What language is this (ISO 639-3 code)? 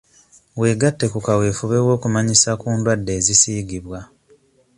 lug